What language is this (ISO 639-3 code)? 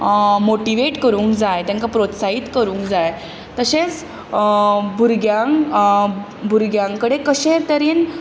kok